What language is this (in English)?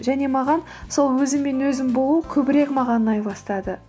Kazakh